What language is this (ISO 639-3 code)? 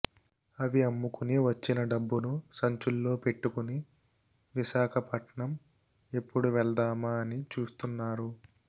tel